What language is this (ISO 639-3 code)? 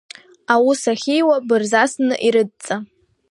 abk